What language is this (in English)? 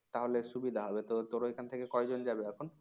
Bangla